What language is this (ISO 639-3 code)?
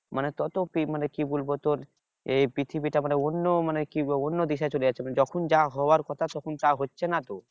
ben